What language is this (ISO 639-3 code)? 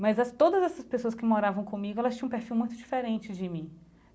por